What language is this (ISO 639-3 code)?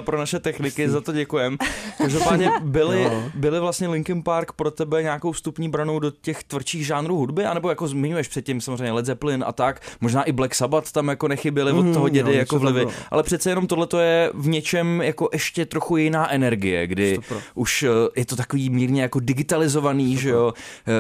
ces